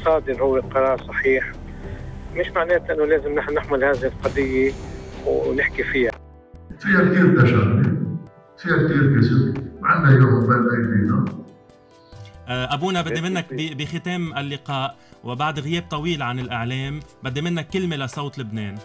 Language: Arabic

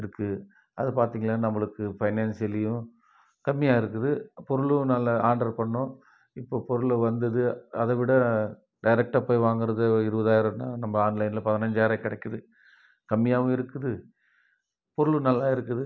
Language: Tamil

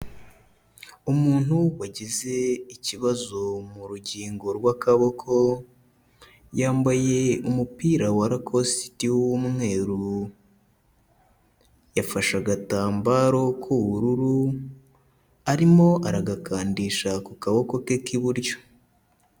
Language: Kinyarwanda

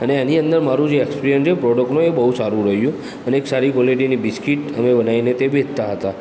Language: Gujarati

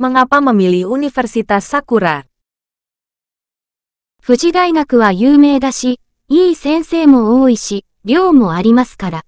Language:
Indonesian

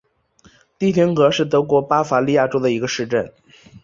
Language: Chinese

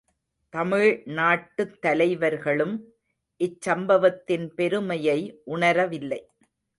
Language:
Tamil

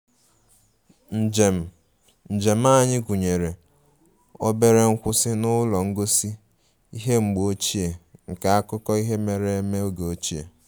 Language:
Igbo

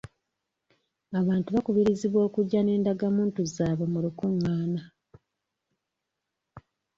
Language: Ganda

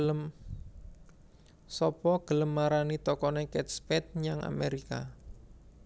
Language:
Javanese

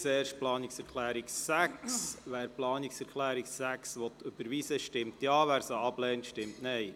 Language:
Swiss German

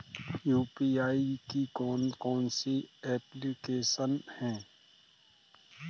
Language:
Hindi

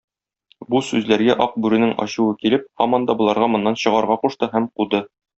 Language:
Tatar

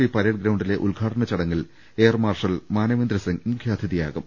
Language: Malayalam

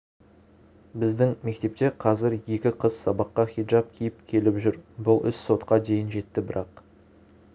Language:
Kazakh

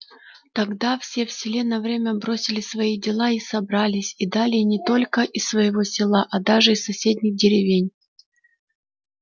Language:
Russian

